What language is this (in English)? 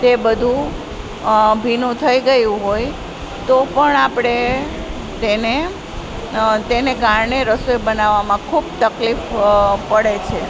Gujarati